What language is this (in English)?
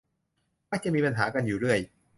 Thai